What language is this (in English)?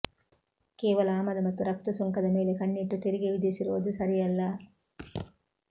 Kannada